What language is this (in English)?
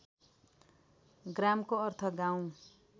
Nepali